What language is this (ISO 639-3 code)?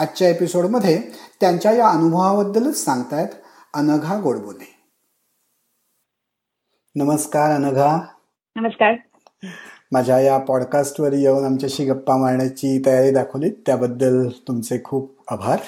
mar